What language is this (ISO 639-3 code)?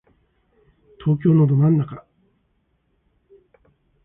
jpn